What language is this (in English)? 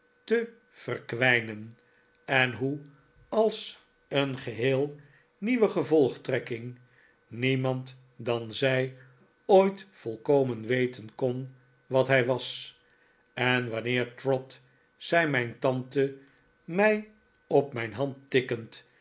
Dutch